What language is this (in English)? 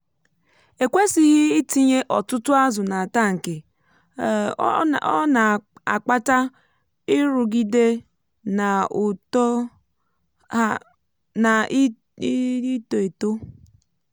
Igbo